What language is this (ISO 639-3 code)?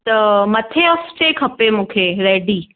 snd